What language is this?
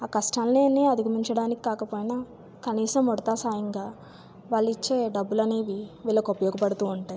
Telugu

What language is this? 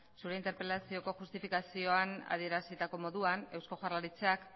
Basque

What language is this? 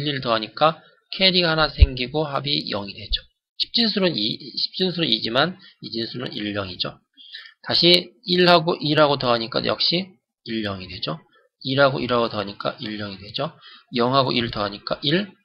Korean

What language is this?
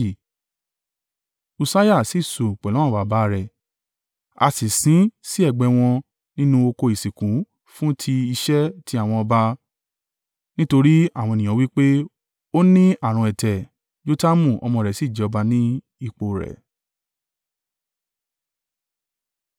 Yoruba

